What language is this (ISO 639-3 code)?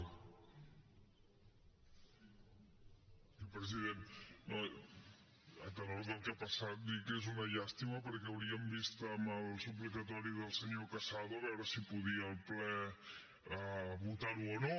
cat